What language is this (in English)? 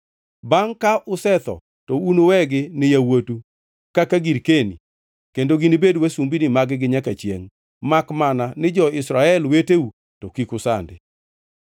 Luo (Kenya and Tanzania)